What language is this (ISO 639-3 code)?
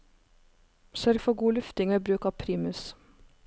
nor